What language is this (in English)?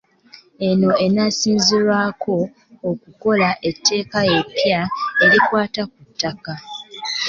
Ganda